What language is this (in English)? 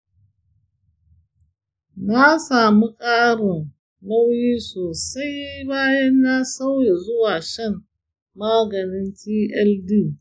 Hausa